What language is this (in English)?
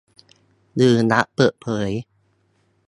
Thai